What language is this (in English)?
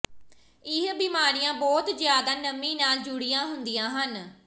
Punjabi